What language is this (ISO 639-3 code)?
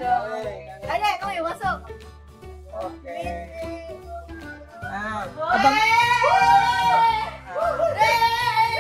ind